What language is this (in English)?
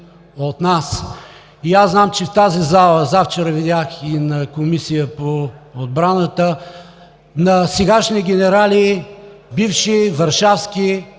Bulgarian